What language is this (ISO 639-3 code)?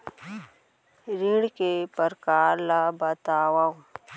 hne